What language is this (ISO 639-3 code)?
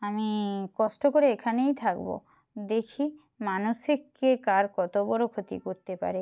ben